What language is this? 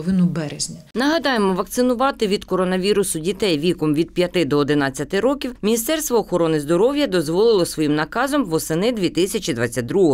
Ukrainian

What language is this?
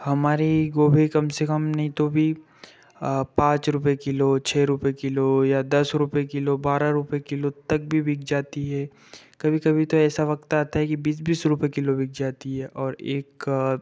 Hindi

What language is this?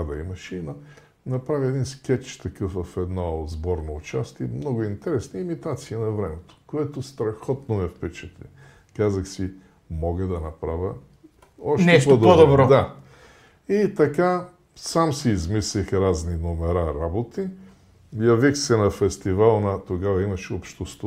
Bulgarian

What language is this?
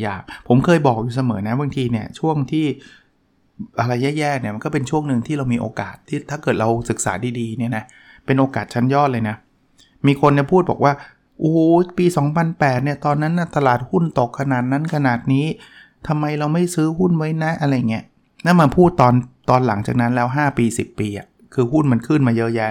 Thai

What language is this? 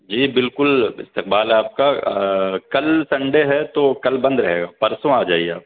Urdu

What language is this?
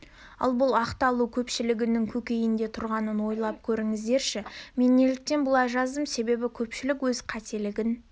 Kazakh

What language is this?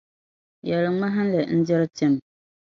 Dagbani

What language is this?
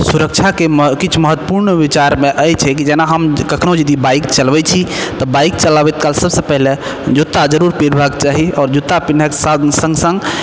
Maithili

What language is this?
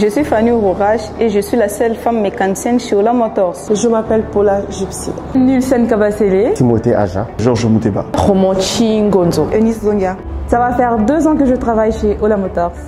French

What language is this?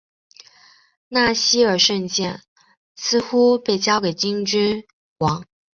Chinese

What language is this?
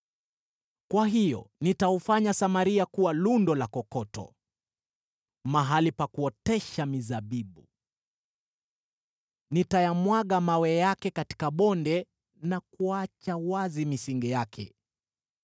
Swahili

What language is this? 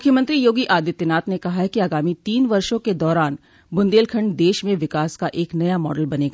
Hindi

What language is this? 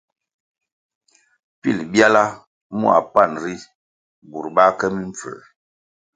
Kwasio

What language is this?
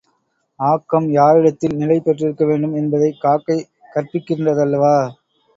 Tamil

